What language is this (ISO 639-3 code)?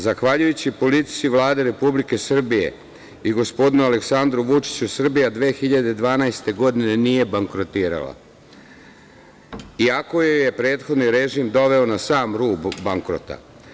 srp